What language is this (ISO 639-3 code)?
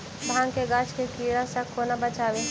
mai